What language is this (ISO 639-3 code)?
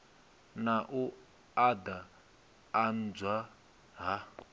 ven